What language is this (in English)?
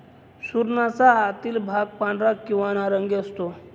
Marathi